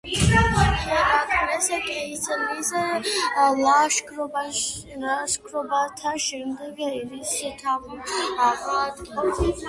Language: Georgian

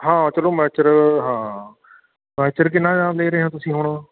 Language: Punjabi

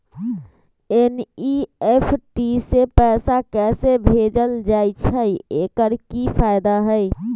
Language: Magahi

